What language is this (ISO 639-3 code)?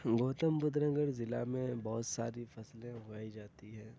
urd